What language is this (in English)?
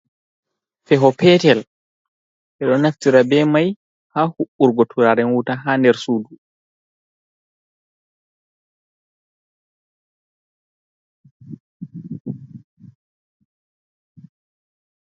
Fula